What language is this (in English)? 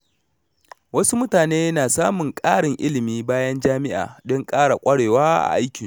Hausa